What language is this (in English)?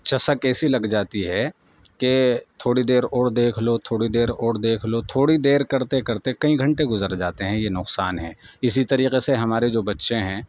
Urdu